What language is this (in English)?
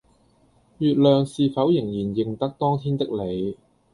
Cantonese